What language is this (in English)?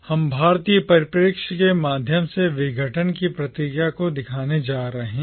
Hindi